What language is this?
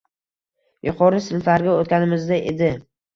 Uzbek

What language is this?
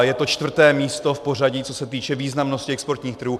Czech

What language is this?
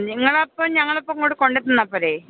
Malayalam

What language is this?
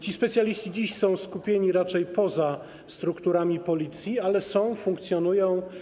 Polish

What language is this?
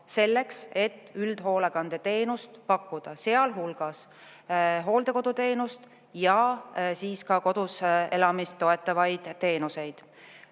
Estonian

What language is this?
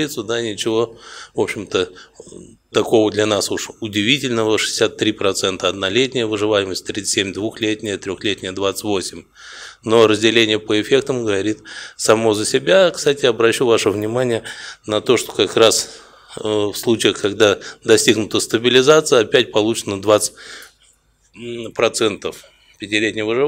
Russian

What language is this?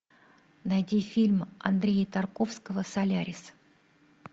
Russian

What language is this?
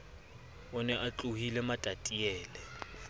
Southern Sotho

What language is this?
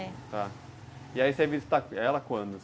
Portuguese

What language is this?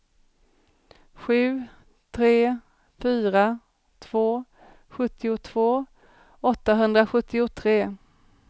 Swedish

